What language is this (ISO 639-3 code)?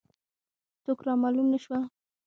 pus